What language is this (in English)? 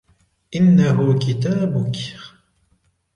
Arabic